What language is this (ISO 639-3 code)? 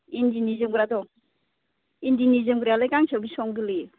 brx